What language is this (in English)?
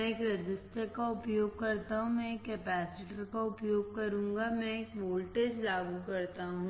Hindi